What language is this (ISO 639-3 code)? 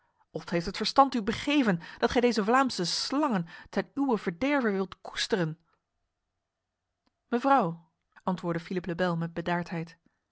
nld